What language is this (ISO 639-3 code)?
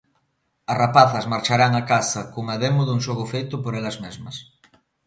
glg